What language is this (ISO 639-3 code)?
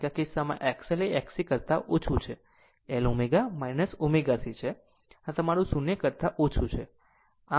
guj